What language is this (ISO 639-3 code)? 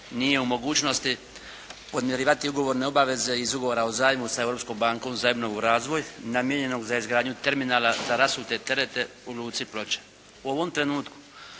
hrv